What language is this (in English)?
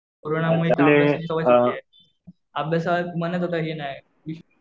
Marathi